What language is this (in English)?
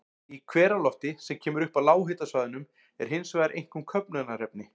Icelandic